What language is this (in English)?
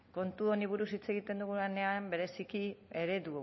Basque